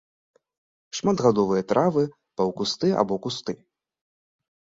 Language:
Belarusian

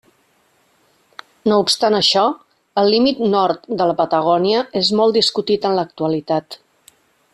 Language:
Catalan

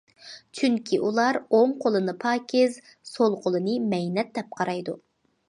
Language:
Uyghur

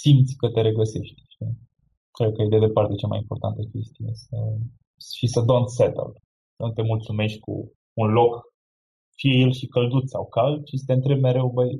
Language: Romanian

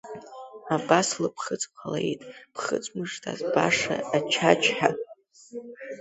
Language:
Abkhazian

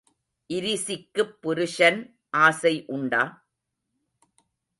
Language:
Tamil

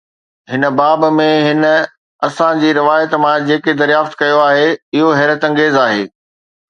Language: Sindhi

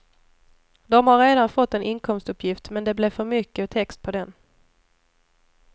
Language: Swedish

